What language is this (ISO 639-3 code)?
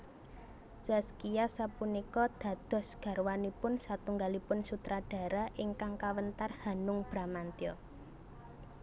jav